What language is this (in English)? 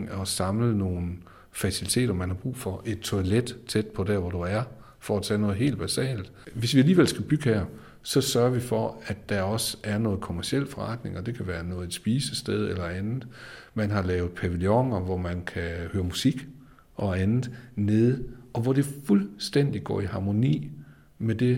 Danish